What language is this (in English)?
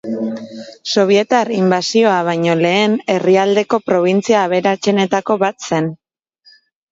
Basque